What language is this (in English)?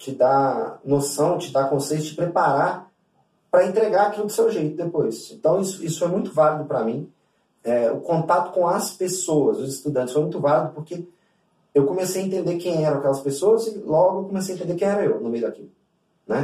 Portuguese